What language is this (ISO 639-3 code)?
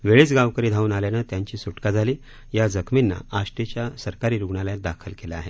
mar